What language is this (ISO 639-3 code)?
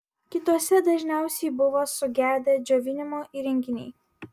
lit